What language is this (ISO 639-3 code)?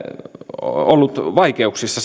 fin